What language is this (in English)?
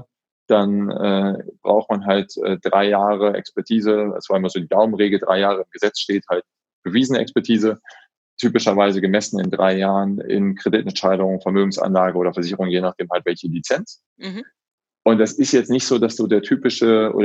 German